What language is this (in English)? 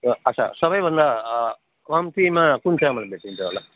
Nepali